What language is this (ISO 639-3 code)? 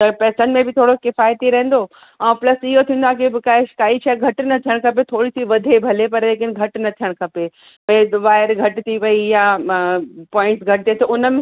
snd